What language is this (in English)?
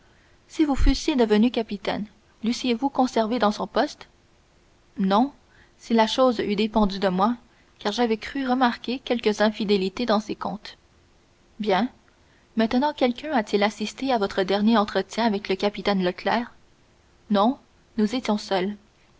French